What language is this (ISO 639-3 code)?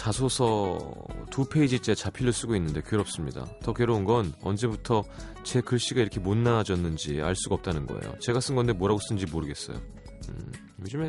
kor